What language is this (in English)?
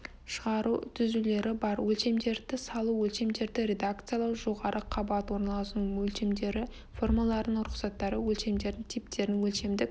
Kazakh